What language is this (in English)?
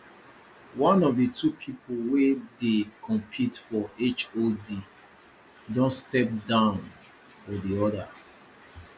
Nigerian Pidgin